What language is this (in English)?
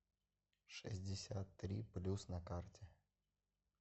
Russian